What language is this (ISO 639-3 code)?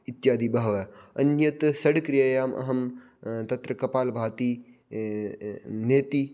san